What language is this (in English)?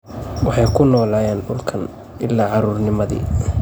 Somali